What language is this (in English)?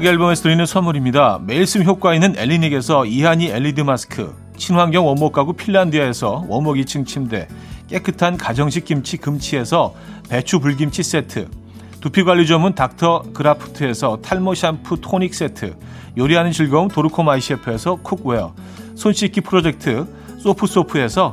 Korean